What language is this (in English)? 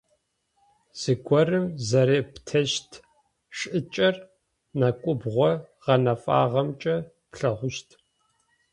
Adyghe